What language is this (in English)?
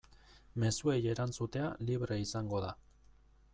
Basque